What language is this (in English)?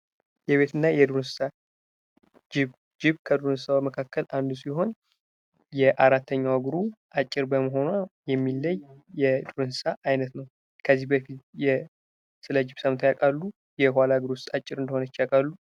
Amharic